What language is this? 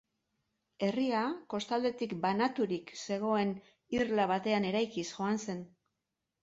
Basque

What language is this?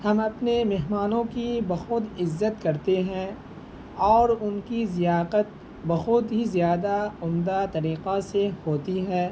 Urdu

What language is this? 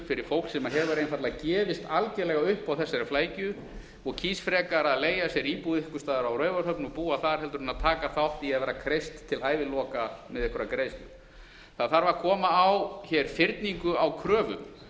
Icelandic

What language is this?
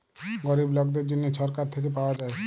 Bangla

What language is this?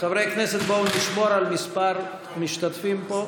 Hebrew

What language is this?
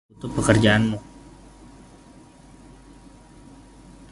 Indonesian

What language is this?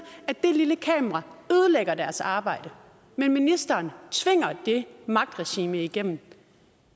Danish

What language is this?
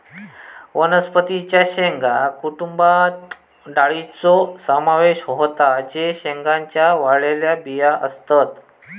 Marathi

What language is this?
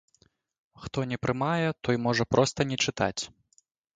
Belarusian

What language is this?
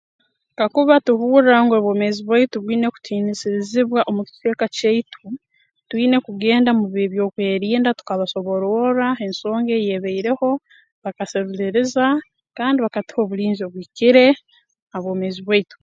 Tooro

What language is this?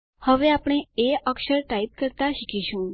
Gujarati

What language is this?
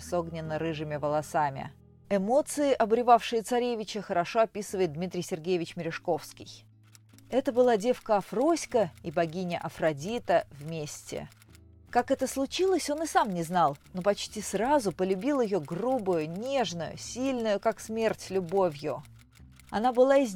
Russian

